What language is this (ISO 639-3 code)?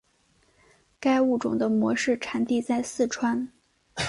zho